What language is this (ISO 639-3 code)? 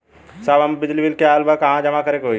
bho